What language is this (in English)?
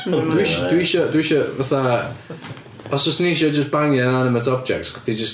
Welsh